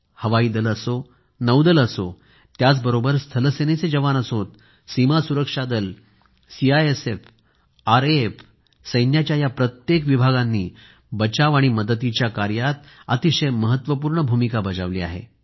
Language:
Marathi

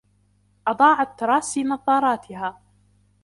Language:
Arabic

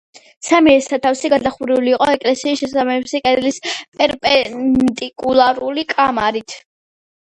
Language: Georgian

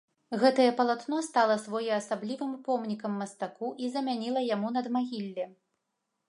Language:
Belarusian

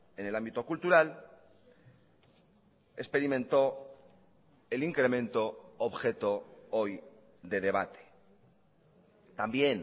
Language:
Spanish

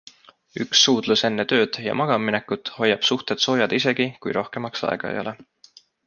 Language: Estonian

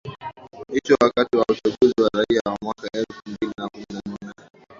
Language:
Swahili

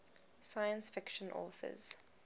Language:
English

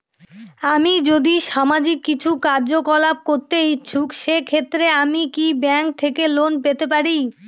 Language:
Bangla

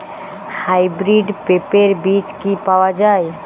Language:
Bangla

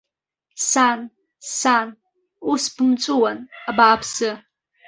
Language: Abkhazian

